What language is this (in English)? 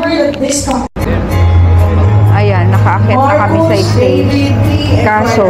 Filipino